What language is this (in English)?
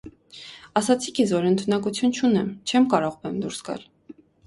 Armenian